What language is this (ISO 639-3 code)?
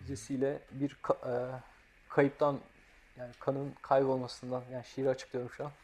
tur